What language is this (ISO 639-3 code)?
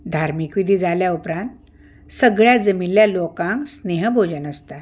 kok